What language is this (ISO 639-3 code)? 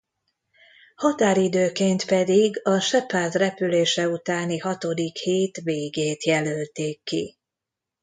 hun